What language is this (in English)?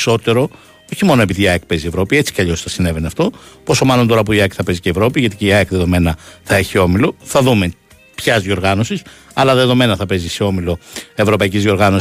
Greek